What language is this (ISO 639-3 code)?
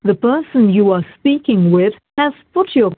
pan